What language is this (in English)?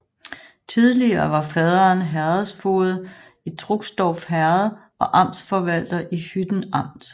Danish